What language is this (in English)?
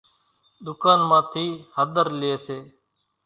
Kachi Koli